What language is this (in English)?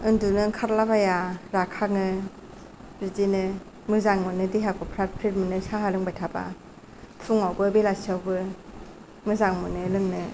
Bodo